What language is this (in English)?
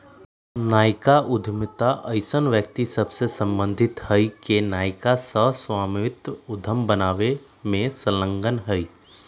Magahi